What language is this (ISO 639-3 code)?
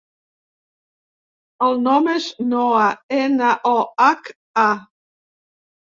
cat